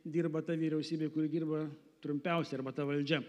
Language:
Lithuanian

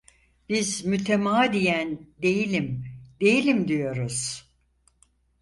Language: Turkish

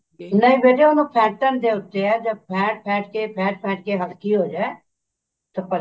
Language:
Punjabi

